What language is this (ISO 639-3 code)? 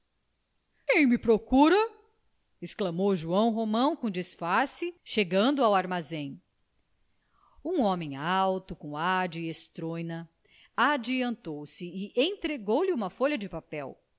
por